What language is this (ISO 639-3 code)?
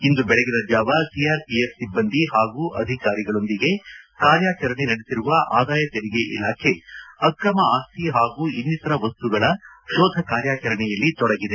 kan